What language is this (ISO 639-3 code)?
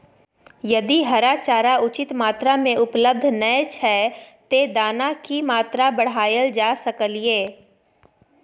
mai